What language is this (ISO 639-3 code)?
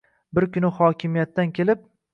uzb